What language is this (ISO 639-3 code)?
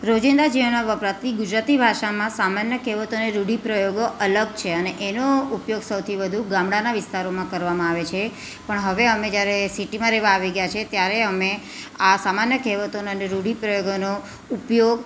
guj